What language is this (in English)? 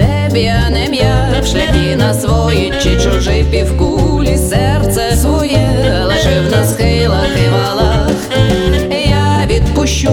Ukrainian